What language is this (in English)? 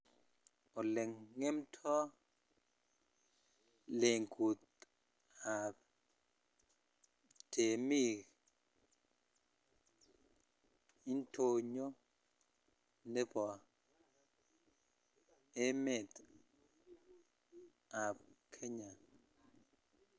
Kalenjin